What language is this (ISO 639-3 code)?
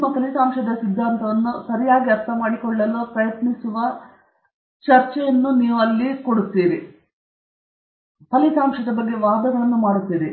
kan